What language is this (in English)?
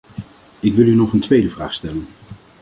Dutch